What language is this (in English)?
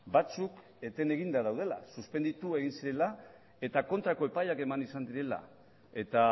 Basque